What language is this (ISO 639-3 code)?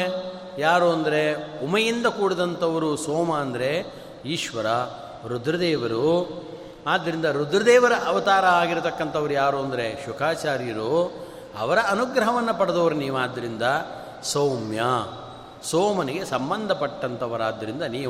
kan